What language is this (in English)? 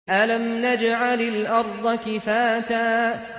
Arabic